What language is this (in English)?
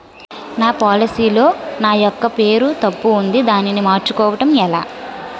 Telugu